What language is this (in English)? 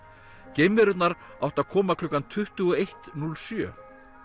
Icelandic